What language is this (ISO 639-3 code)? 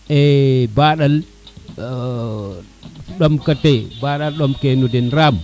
srr